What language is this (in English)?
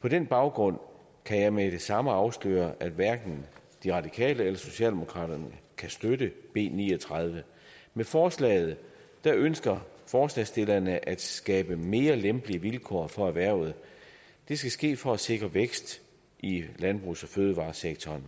Danish